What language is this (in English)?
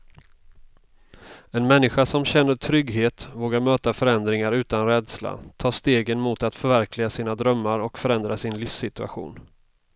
Swedish